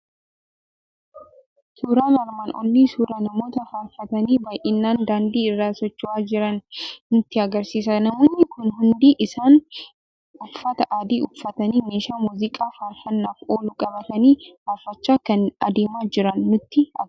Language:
Oromo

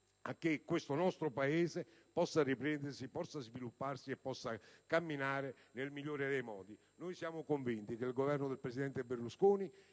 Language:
Italian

